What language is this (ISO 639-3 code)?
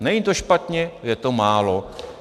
ces